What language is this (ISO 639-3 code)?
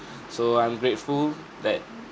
eng